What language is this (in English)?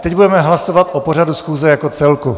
Czech